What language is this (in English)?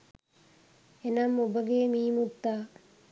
Sinhala